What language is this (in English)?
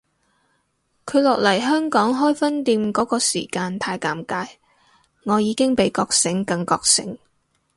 Cantonese